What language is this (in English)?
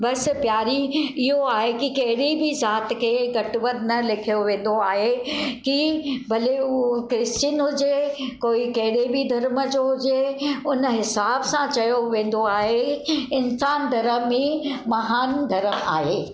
Sindhi